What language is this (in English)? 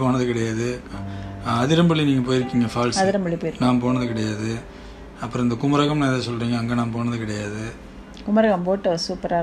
Tamil